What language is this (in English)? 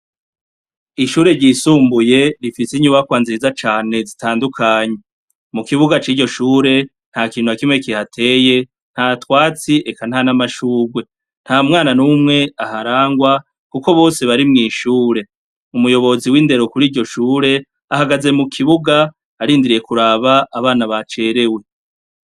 Rundi